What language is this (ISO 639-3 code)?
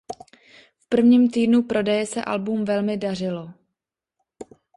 ces